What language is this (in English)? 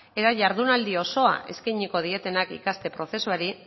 Basque